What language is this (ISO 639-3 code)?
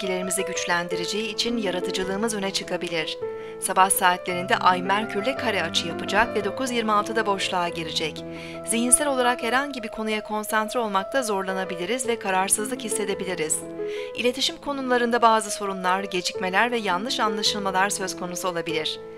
tur